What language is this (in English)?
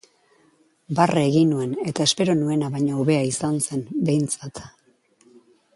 Basque